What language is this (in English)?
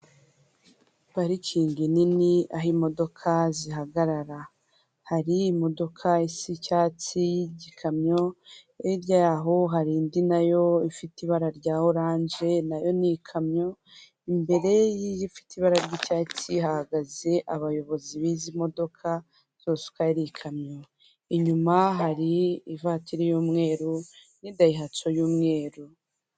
Kinyarwanda